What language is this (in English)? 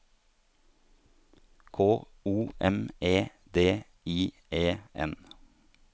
Norwegian